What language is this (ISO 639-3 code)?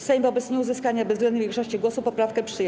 pol